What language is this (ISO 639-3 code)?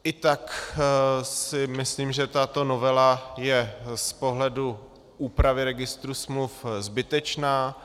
ces